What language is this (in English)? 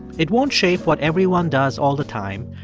English